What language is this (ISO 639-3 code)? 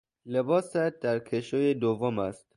fas